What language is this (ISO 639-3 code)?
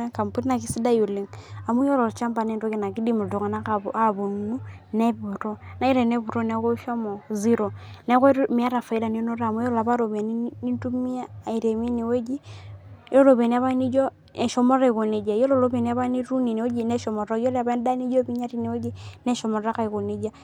mas